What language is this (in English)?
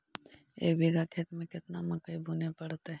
Magahi